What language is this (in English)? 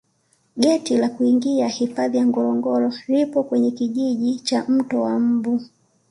Swahili